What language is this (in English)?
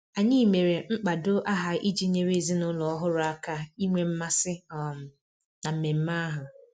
Igbo